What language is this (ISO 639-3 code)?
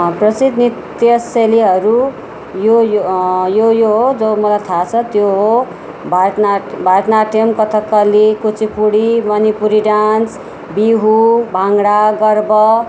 nep